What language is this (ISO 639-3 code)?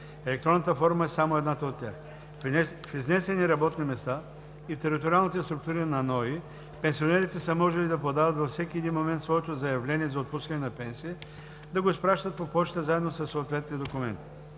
bul